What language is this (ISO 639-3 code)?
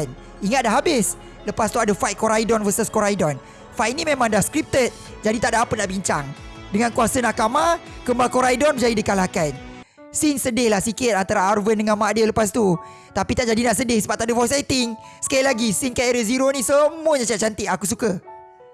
msa